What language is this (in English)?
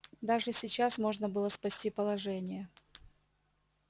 Russian